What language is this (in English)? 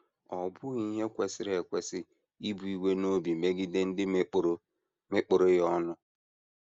Igbo